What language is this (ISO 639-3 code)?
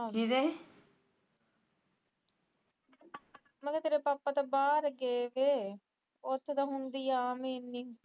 pan